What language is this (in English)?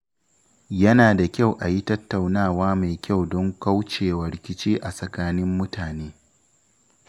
Hausa